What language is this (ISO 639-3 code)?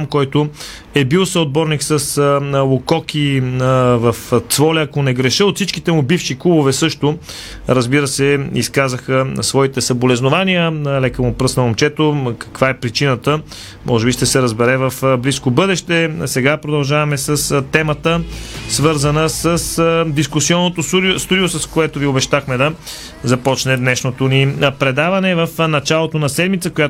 bul